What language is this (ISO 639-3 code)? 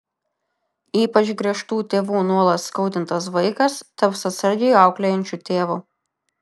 lit